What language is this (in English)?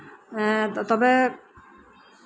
Santali